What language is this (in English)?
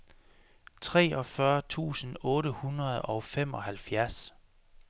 Danish